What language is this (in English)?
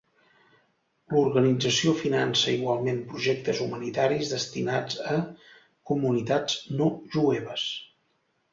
Catalan